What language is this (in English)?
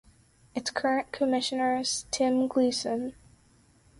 English